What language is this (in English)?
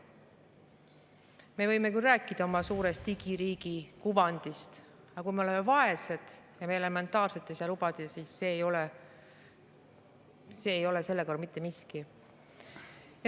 Estonian